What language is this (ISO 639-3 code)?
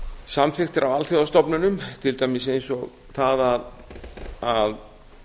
isl